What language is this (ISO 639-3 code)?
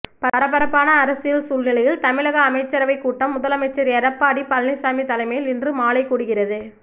tam